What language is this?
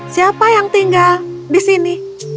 Indonesian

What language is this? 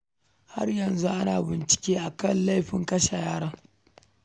Hausa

